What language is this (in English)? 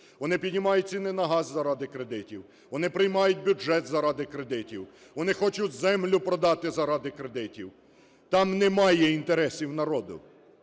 Ukrainian